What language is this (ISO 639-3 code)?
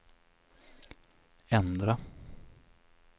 swe